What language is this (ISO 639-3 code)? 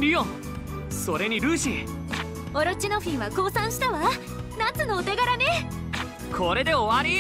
jpn